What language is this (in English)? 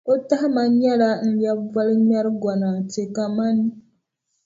Dagbani